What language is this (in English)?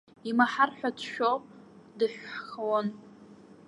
Abkhazian